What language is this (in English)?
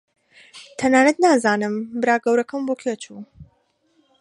Central Kurdish